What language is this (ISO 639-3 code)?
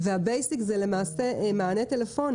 heb